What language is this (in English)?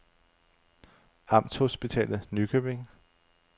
Danish